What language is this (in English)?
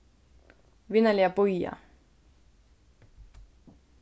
Faroese